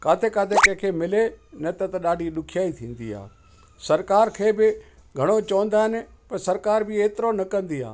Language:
Sindhi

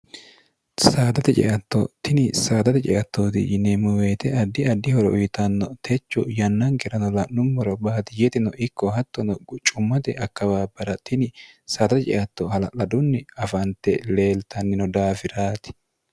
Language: Sidamo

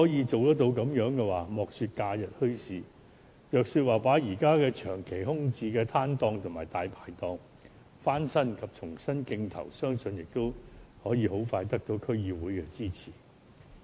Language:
Cantonese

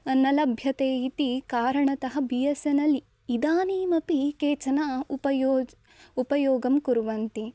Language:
Sanskrit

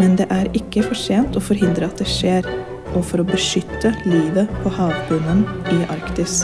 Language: Norwegian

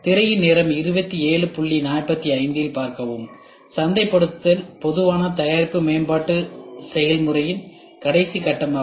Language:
Tamil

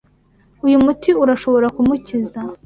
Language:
Kinyarwanda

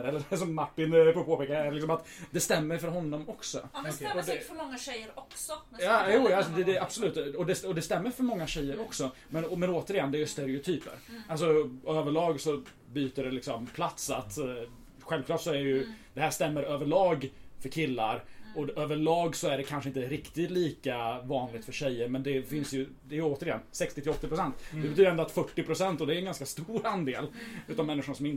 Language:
Swedish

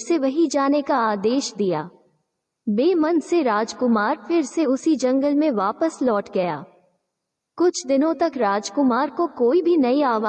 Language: Hindi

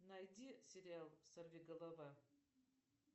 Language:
Russian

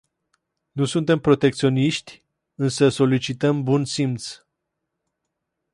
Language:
Romanian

